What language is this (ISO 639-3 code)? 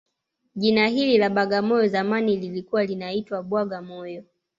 swa